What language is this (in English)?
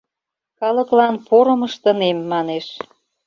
Mari